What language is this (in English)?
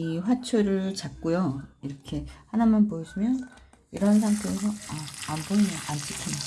Korean